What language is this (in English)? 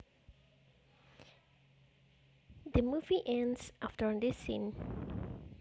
Javanese